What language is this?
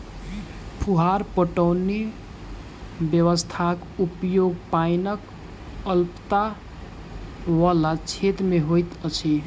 Maithili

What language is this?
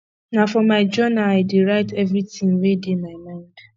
Nigerian Pidgin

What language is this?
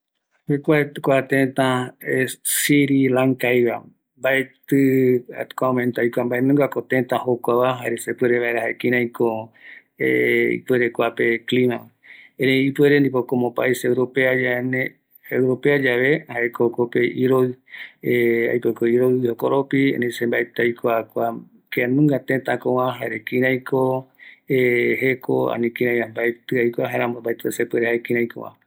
Eastern Bolivian Guaraní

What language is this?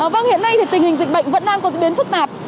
Vietnamese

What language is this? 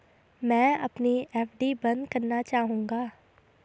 Hindi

